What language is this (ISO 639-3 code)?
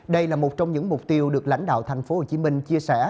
vie